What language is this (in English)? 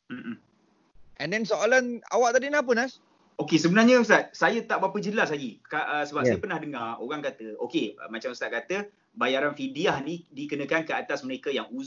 Malay